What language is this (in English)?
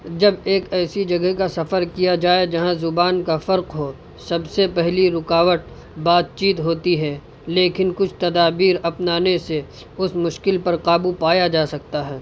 Urdu